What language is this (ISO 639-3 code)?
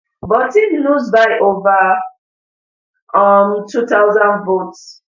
pcm